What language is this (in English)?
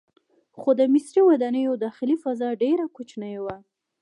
Pashto